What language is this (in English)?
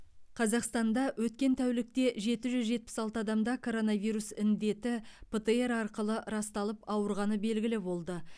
Kazakh